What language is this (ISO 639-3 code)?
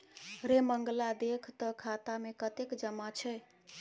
mai